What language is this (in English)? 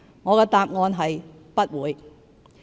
Cantonese